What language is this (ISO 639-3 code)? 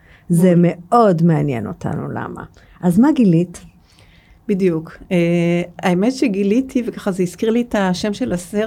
heb